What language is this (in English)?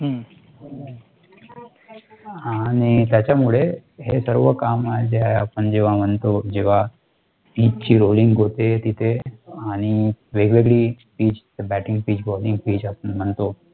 Marathi